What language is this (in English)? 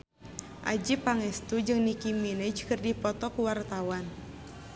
Sundanese